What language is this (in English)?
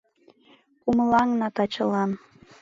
Mari